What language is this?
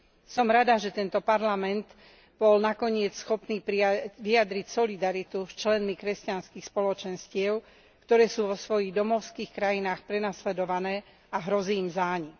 Slovak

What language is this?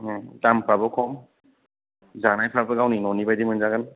Bodo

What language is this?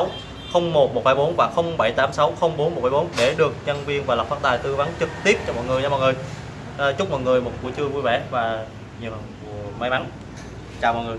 Vietnamese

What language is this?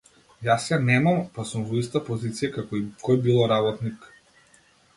Macedonian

